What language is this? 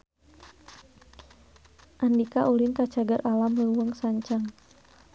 Sundanese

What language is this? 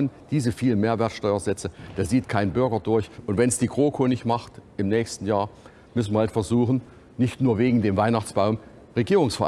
German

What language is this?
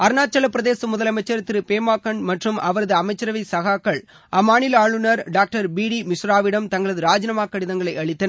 Tamil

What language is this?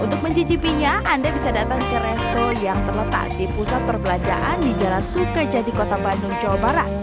Indonesian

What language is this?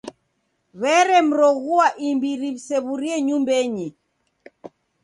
Taita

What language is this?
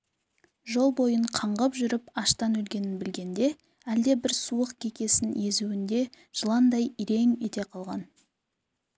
Kazakh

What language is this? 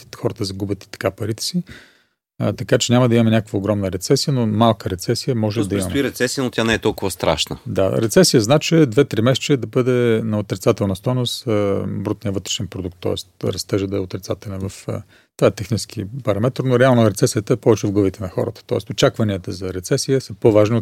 Bulgarian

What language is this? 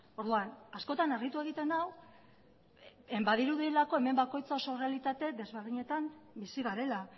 Basque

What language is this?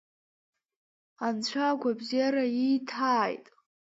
Abkhazian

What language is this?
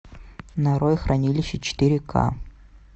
Russian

